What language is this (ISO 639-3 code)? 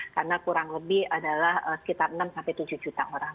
ind